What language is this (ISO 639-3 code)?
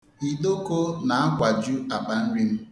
ibo